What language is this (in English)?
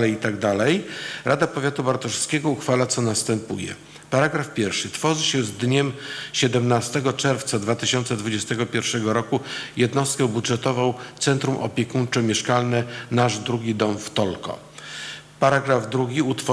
Polish